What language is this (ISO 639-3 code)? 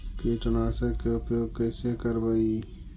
mag